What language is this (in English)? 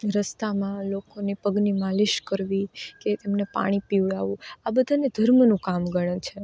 Gujarati